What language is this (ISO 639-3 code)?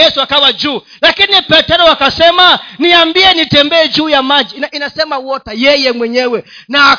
swa